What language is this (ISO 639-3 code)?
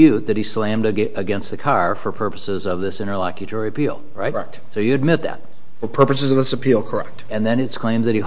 eng